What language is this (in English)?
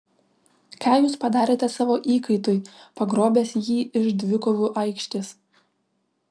Lithuanian